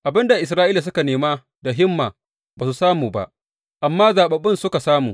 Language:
Hausa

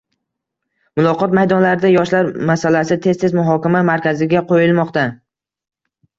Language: Uzbek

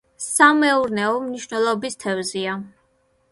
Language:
Georgian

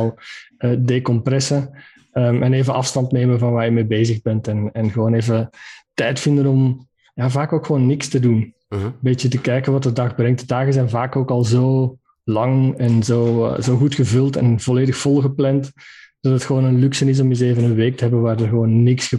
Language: Dutch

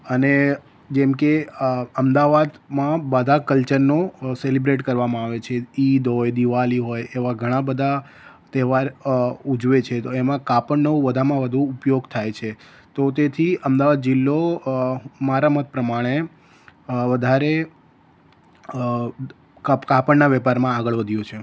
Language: Gujarati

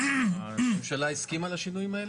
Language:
Hebrew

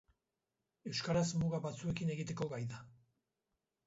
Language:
Basque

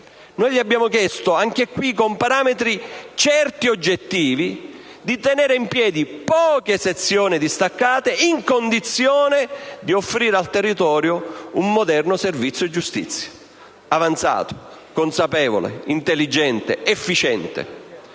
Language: Italian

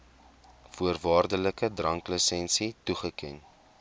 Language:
Afrikaans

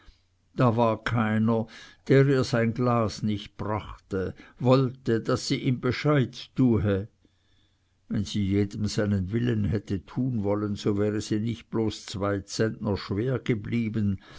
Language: German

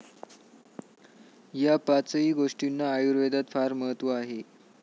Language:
Marathi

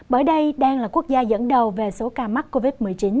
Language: Vietnamese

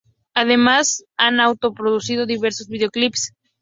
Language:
Spanish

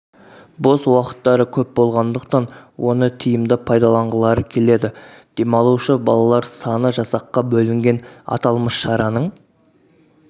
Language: Kazakh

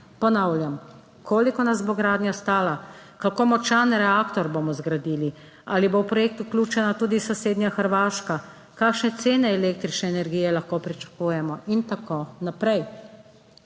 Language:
Slovenian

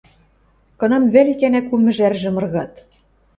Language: Western Mari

